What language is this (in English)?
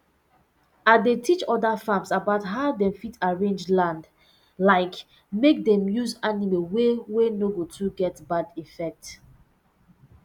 Nigerian Pidgin